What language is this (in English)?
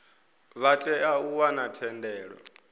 Venda